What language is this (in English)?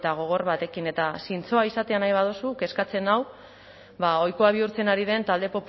Basque